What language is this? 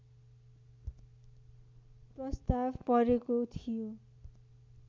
Nepali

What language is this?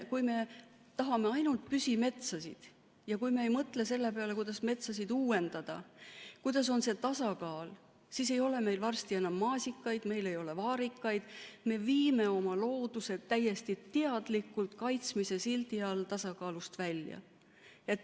Estonian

